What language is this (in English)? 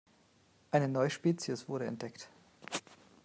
German